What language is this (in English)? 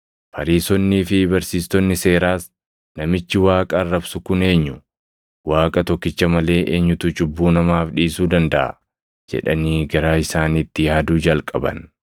Oromo